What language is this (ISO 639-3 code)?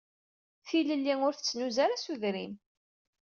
kab